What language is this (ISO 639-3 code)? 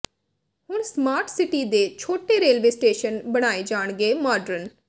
pan